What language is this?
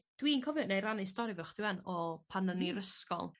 Welsh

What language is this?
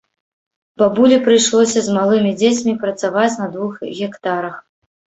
Belarusian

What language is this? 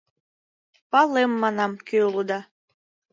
Mari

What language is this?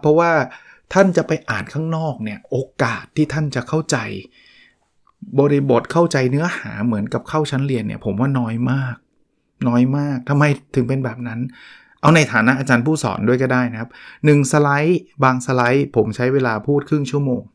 Thai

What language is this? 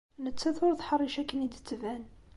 Kabyle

